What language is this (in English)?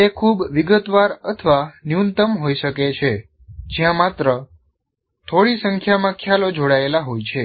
Gujarati